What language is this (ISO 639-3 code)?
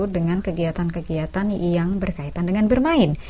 ind